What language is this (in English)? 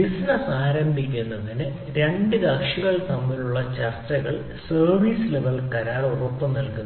Malayalam